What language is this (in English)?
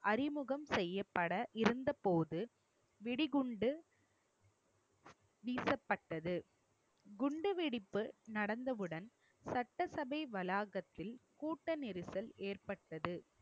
Tamil